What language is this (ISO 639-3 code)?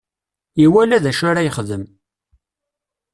kab